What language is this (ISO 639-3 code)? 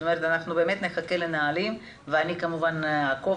heb